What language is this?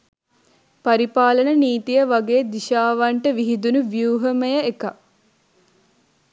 Sinhala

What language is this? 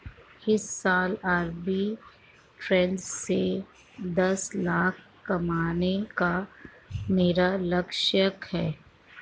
Hindi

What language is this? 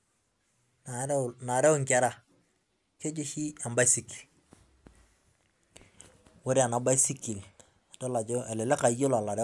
Masai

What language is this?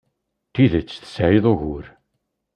Kabyle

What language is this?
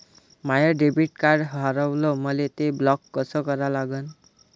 Marathi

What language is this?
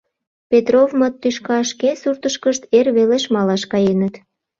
Mari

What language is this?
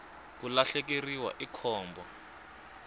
Tsonga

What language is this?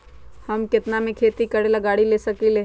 Magahi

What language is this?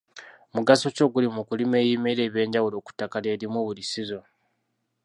Ganda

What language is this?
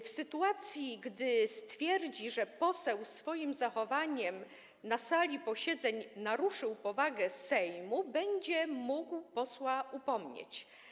Polish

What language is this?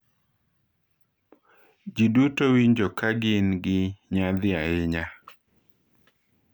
Luo (Kenya and Tanzania)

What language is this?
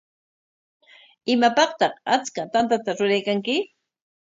Corongo Ancash Quechua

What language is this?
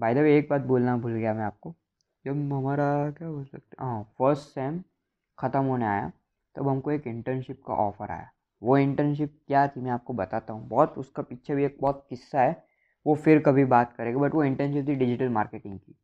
Hindi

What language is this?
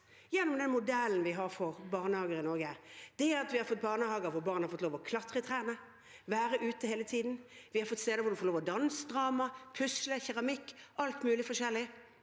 Norwegian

